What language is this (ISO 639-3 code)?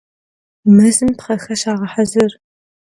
kbd